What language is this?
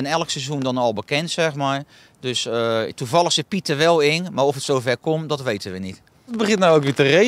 Dutch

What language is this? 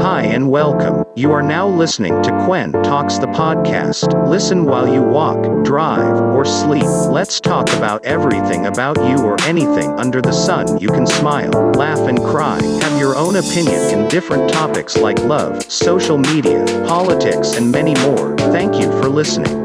Filipino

